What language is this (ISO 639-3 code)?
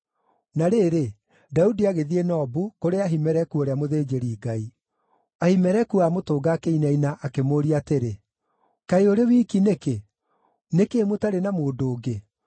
kik